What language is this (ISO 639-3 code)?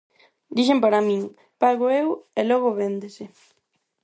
glg